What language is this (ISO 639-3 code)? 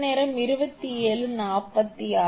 tam